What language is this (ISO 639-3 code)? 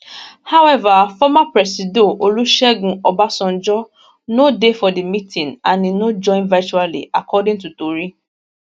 pcm